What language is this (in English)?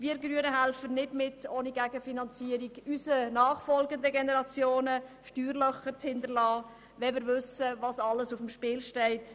Swiss German